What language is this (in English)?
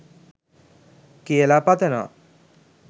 Sinhala